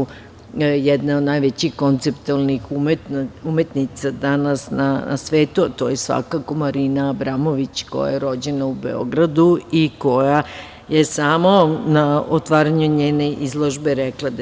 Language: Serbian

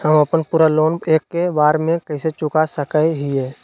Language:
Magahi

